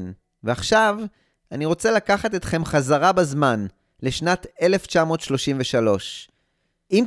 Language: Hebrew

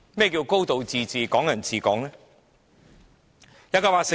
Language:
Cantonese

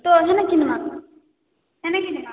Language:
Odia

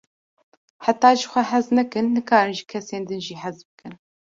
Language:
Kurdish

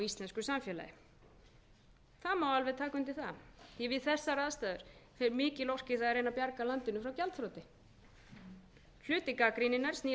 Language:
Icelandic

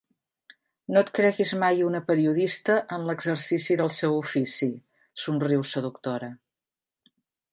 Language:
Catalan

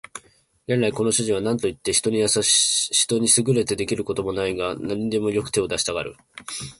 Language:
Japanese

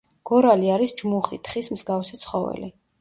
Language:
Georgian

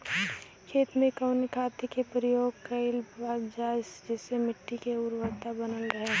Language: Bhojpuri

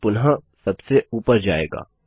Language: Hindi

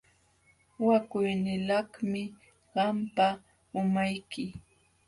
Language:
Jauja Wanca Quechua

